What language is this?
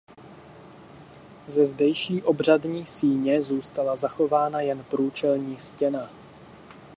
Czech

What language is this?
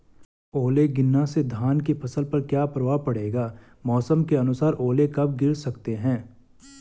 Hindi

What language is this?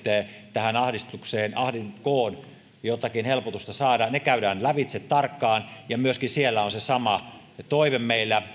Finnish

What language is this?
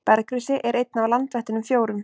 Icelandic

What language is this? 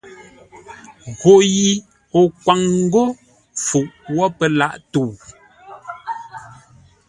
Ngombale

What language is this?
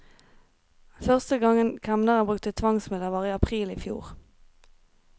Norwegian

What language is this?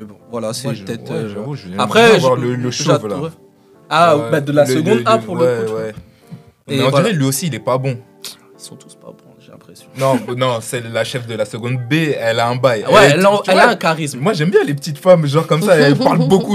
French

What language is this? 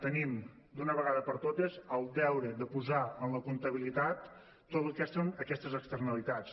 Catalan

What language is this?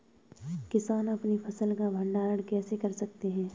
Hindi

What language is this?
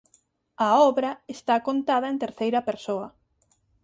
Galician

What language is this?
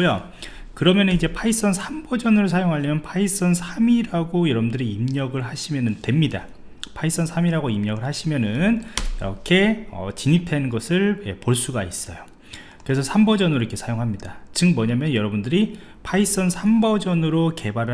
Korean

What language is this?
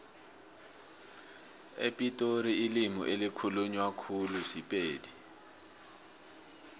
South Ndebele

